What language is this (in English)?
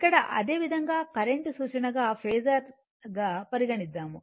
Telugu